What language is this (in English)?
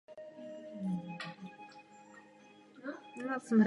Czech